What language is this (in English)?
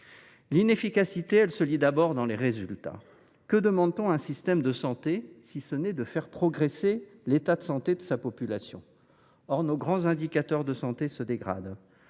French